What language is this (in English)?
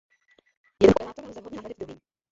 Czech